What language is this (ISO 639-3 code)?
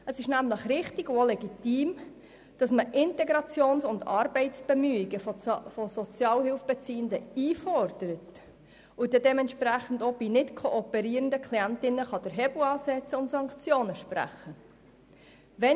gsw